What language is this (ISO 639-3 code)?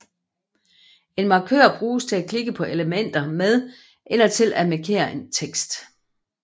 dan